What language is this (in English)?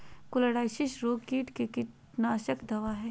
Magahi